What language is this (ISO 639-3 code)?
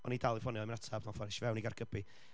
cym